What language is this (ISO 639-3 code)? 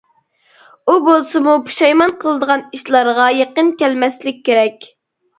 uig